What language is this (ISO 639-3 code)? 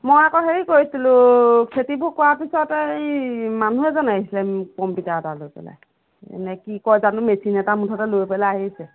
asm